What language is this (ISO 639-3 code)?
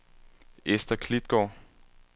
dan